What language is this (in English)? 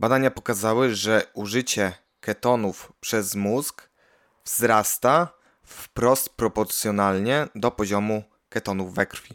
Polish